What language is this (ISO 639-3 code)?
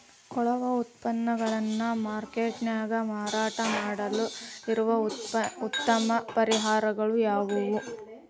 kan